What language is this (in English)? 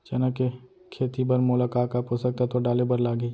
Chhattisgarhi